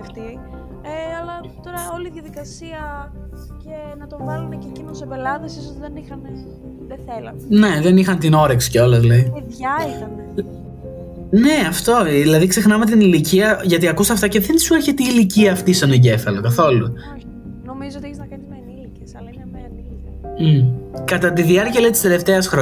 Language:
Greek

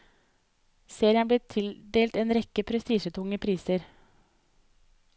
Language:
Norwegian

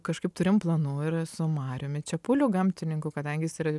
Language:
Lithuanian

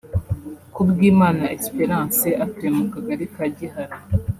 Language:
Kinyarwanda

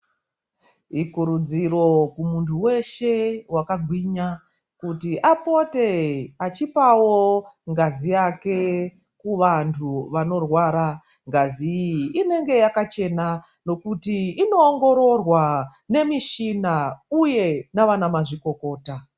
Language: Ndau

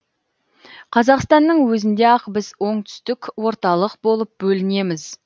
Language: Kazakh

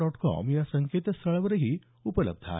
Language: Marathi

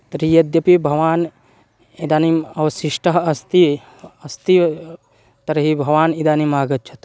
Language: Sanskrit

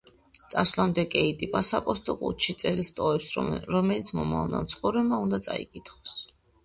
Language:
Georgian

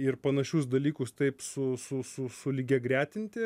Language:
Lithuanian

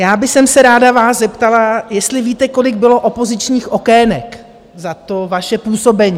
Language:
Czech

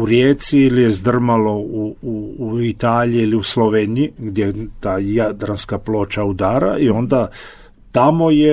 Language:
Croatian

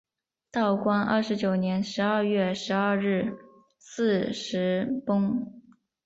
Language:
Chinese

